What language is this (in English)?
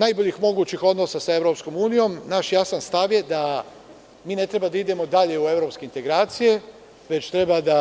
Serbian